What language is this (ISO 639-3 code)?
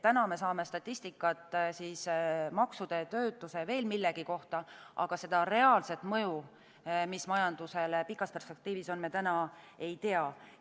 est